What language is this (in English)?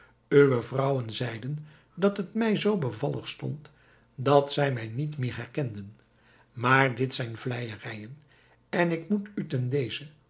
Dutch